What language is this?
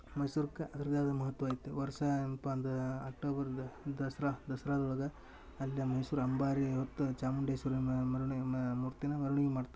Kannada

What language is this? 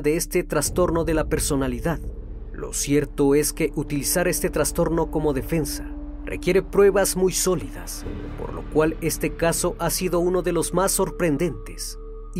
Spanish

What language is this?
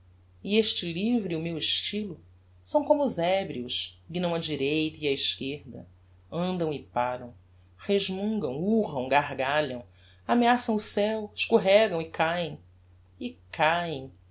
Portuguese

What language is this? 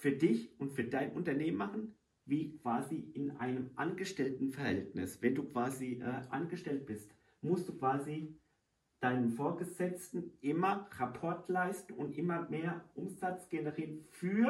German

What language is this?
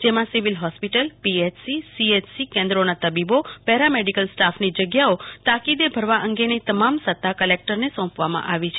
Gujarati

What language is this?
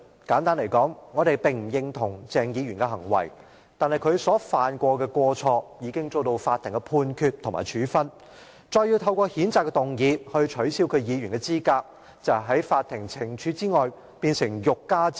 Cantonese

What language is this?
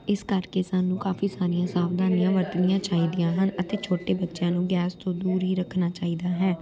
Punjabi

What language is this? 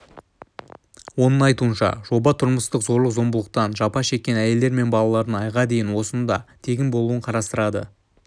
Kazakh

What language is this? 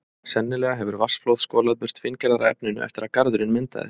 Icelandic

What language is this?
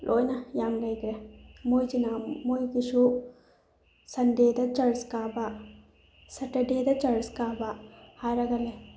Manipuri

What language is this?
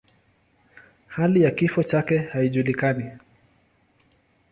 Swahili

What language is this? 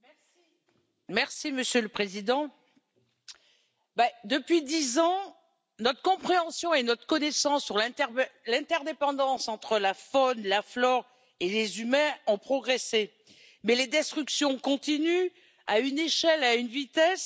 French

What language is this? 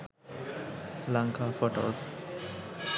Sinhala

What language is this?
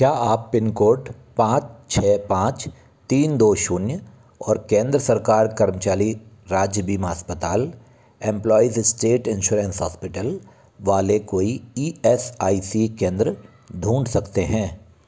Hindi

